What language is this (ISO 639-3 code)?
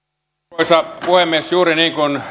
fin